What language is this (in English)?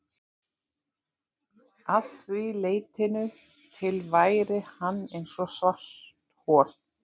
Icelandic